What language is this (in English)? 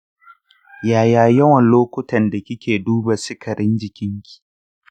Hausa